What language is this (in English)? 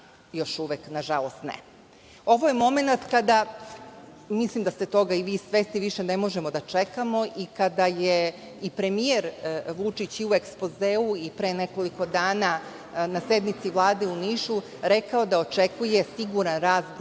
Serbian